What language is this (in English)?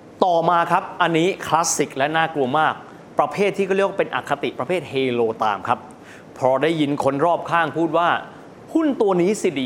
Thai